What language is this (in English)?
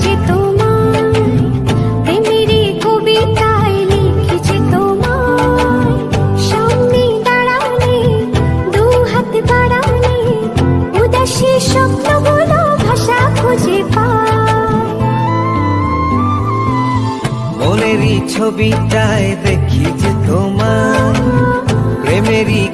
Bangla